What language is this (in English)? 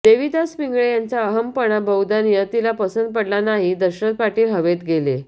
Marathi